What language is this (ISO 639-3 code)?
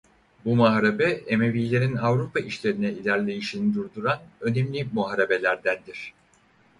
tur